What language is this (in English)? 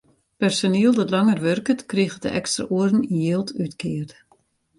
Western Frisian